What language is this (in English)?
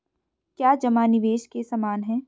Hindi